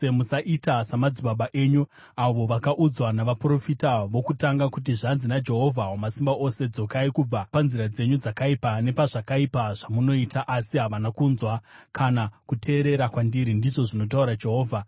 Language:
Shona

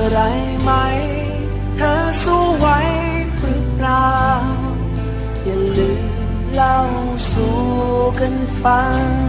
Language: Thai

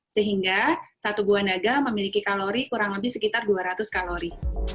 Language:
Indonesian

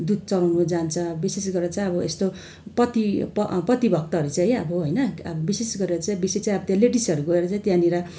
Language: Nepali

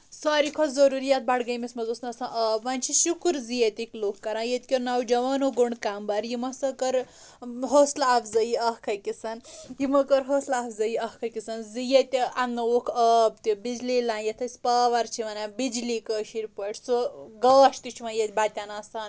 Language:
Kashmiri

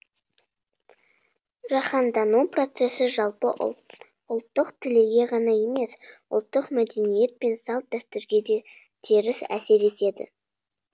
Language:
Kazakh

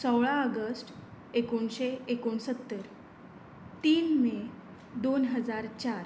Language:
Konkani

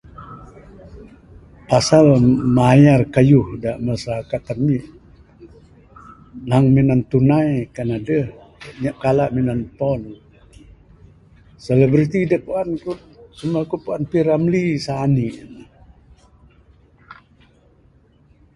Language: Bukar-Sadung Bidayuh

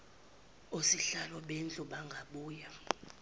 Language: Zulu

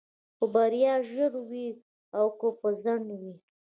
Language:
Pashto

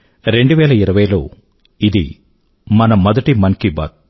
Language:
Telugu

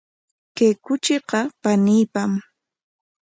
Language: Corongo Ancash Quechua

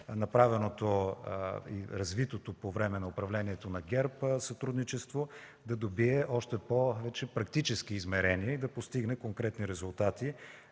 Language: Bulgarian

